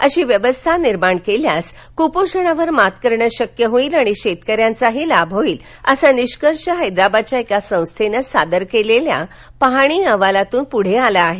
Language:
Marathi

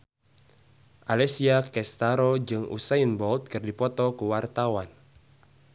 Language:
Sundanese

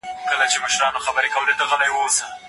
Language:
Pashto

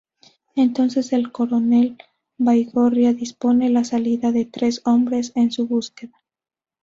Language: Spanish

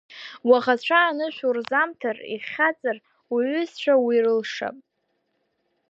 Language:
Abkhazian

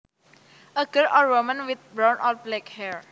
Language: Javanese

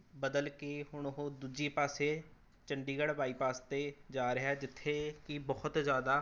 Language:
Punjabi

